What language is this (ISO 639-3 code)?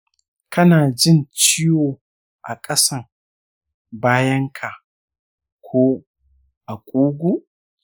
hau